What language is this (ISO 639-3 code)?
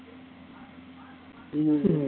tam